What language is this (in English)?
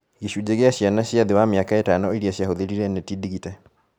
Kikuyu